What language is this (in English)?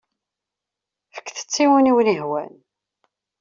Kabyle